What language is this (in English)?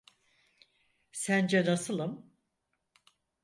Turkish